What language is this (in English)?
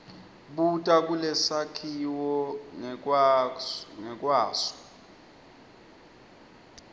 Swati